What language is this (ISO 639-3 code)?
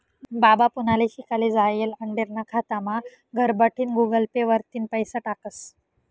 mar